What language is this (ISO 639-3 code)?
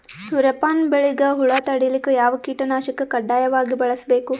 kan